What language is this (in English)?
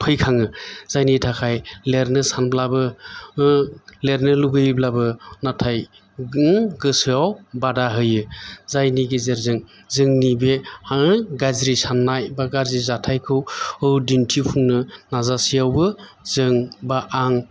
Bodo